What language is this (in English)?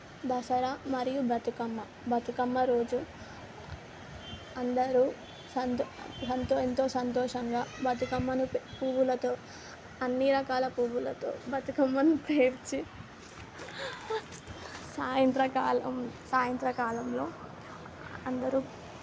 Telugu